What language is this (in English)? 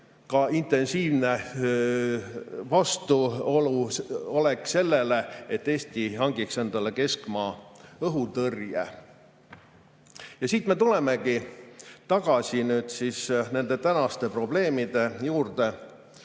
Estonian